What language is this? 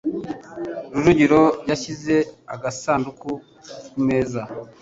Kinyarwanda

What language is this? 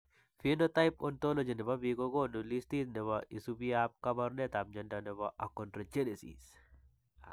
Kalenjin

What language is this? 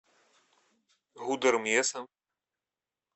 Russian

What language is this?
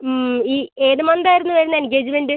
Malayalam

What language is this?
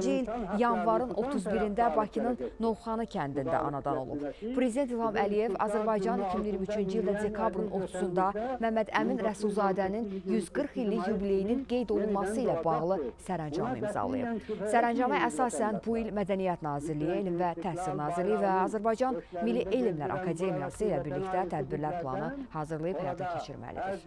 Turkish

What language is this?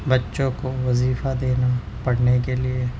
Urdu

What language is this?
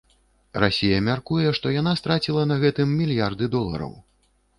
Belarusian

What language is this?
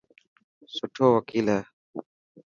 Dhatki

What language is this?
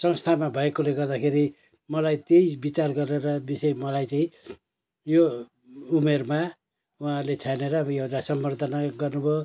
Nepali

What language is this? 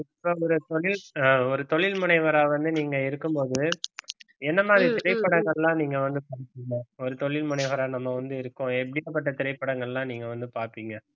Tamil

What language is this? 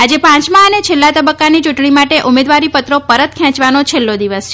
Gujarati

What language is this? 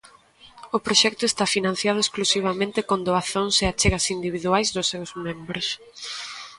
Galician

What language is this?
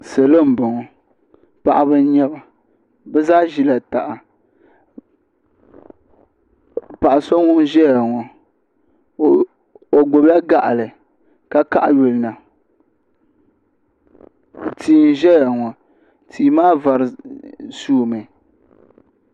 Dagbani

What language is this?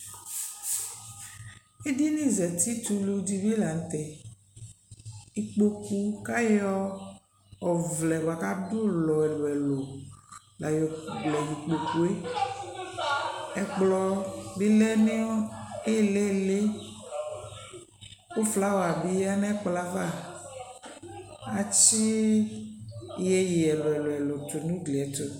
Ikposo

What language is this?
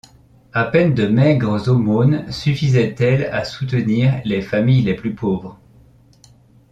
French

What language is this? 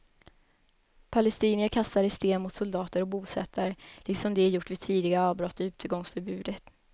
Swedish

